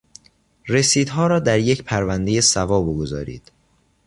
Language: Persian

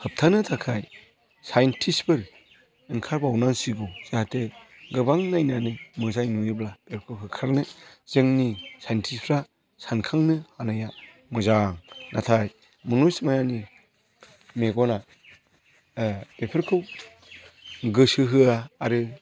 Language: Bodo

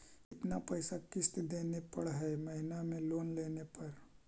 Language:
Magahi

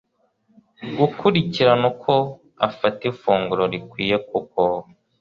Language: Kinyarwanda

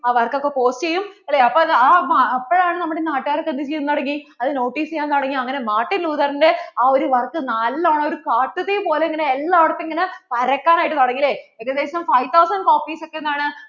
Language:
Malayalam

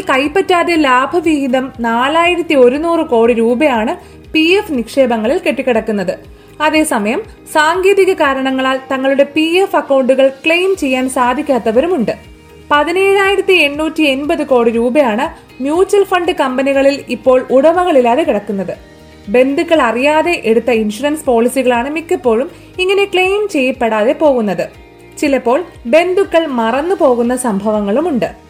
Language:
Malayalam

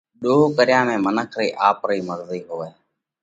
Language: Parkari Koli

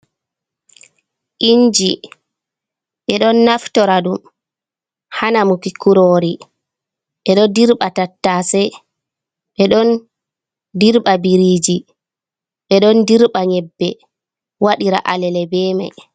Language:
Fula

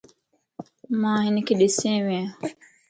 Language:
Lasi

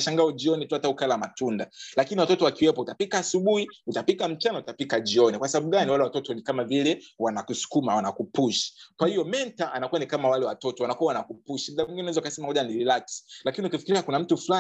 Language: Swahili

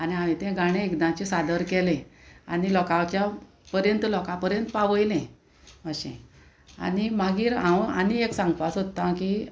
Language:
Konkani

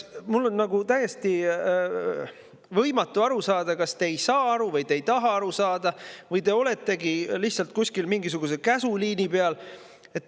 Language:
Estonian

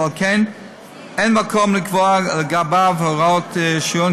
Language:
Hebrew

